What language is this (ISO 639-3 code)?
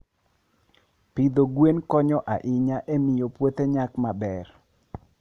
luo